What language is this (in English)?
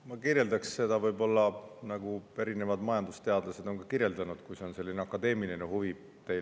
Estonian